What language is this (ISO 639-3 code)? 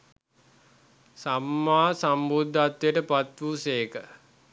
sin